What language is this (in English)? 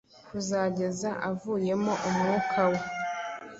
Kinyarwanda